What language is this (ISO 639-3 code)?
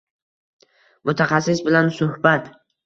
uzb